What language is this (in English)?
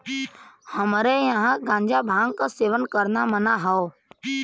Bhojpuri